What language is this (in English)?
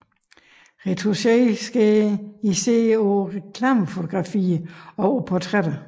Danish